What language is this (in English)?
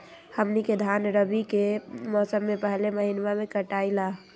Magahi